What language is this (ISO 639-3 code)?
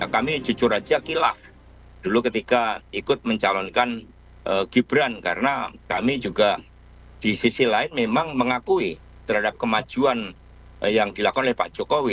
ind